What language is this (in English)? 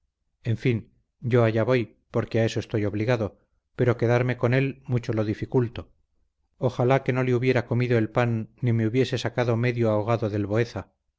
Spanish